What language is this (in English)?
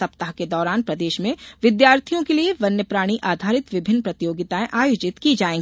Hindi